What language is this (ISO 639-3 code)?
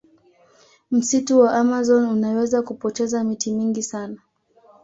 swa